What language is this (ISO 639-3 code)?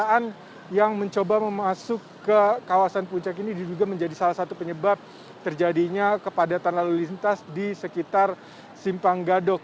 ind